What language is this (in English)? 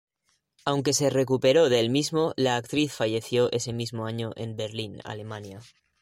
Spanish